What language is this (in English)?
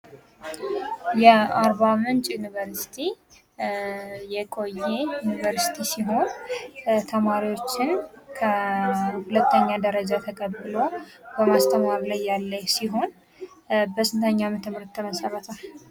Amharic